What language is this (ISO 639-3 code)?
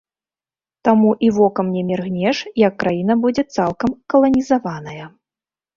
bel